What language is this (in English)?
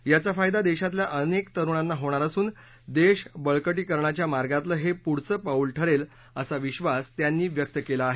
Marathi